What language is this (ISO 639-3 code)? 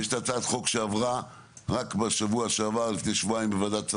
heb